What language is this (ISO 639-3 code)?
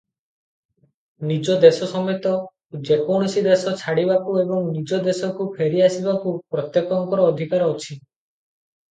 ori